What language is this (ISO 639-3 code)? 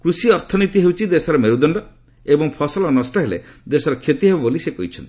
ori